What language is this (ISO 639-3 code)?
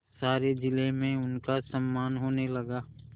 hin